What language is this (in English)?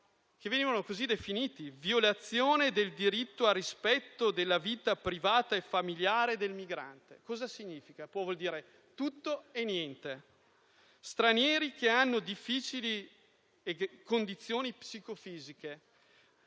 Italian